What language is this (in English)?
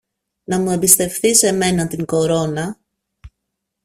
Greek